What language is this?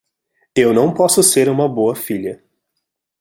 Portuguese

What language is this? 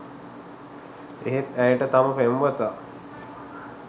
Sinhala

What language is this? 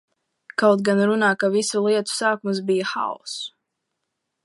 Latvian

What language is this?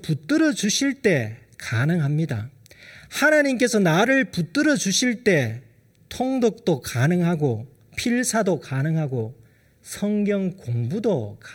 Korean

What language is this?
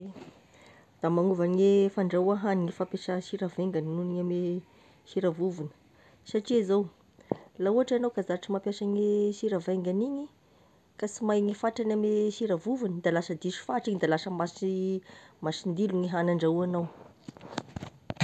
Tesaka Malagasy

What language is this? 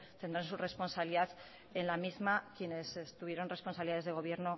Spanish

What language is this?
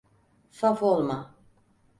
Turkish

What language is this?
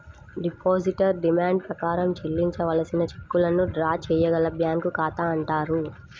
Telugu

